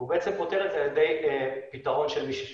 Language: Hebrew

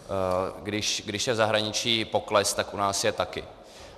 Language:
Czech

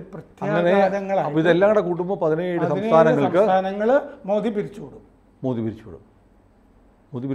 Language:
Malayalam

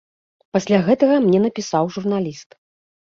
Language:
Belarusian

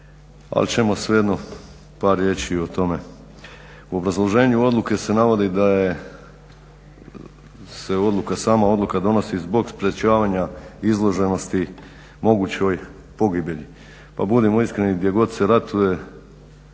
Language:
Croatian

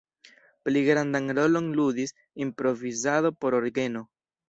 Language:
Esperanto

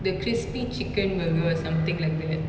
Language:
English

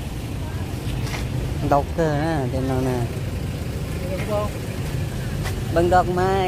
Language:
Vietnamese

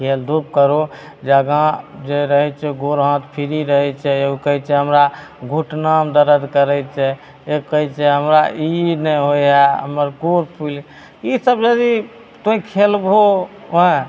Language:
Maithili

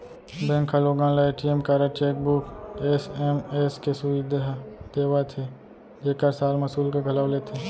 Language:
Chhattisgarhi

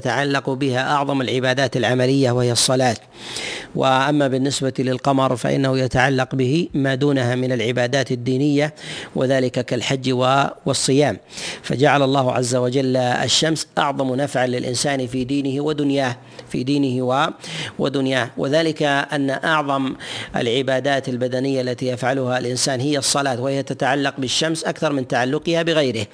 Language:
Arabic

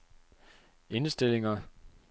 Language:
Danish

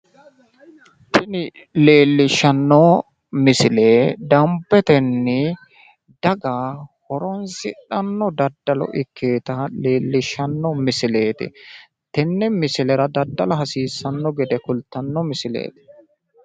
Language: Sidamo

